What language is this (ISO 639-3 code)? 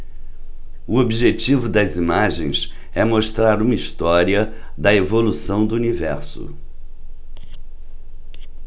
por